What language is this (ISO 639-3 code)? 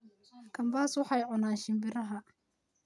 som